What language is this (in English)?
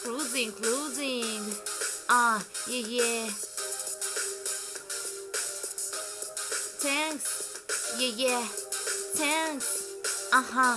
Dutch